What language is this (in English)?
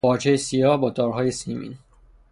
Persian